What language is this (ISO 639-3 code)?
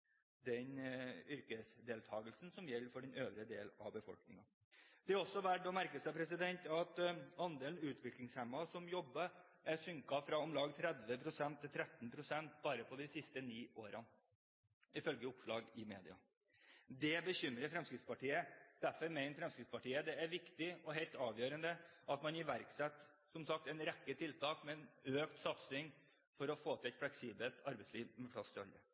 nob